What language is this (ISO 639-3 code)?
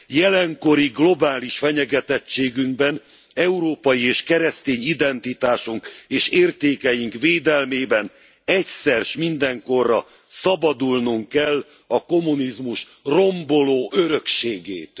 hun